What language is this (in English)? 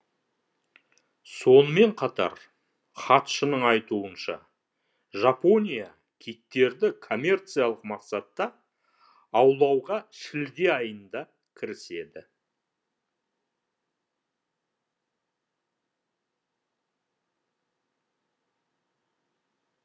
Kazakh